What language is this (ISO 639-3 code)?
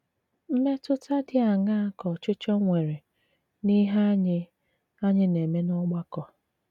ibo